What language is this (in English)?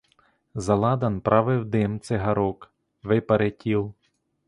Ukrainian